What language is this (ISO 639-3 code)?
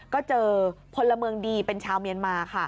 tha